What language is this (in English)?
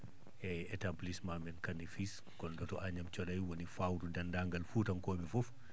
Fula